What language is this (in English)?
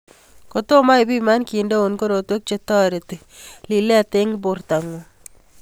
Kalenjin